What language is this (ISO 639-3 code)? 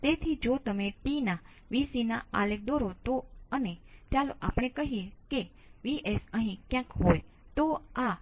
guj